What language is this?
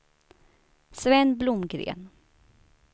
Swedish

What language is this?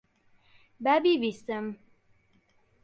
Central Kurdish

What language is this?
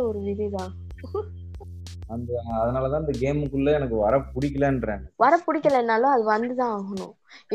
Tamil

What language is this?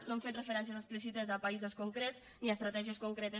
Catalan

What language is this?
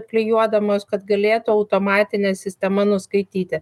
Lithuanian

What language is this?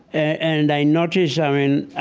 English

